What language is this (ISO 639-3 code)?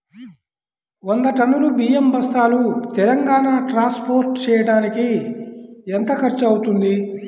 tel